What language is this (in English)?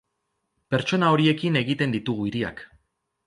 Basque